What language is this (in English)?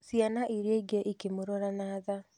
Kikuyu